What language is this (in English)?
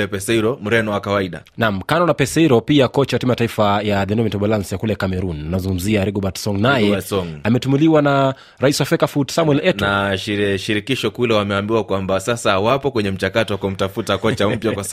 Swahili